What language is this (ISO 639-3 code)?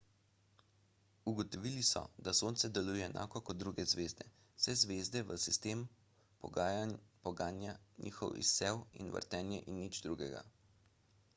slv